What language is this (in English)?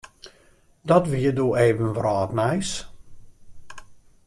Western Frisian